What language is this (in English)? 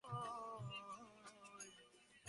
Bangla